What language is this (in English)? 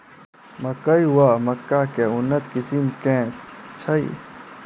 Maithili